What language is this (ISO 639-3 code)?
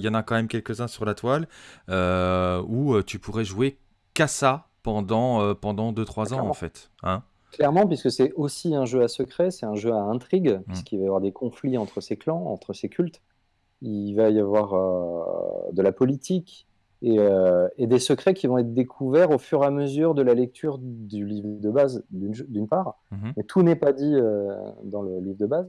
fra